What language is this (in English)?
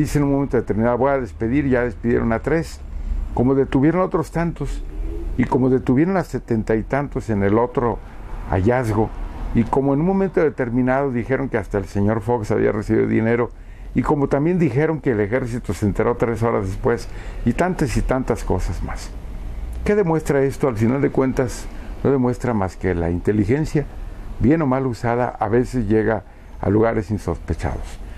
Spanish